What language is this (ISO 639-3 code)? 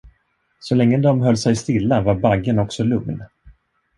swe